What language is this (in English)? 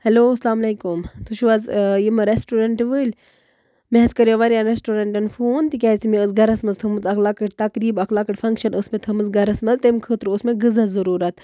Kashmiri